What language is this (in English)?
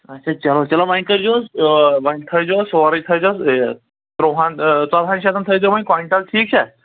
Kashmiri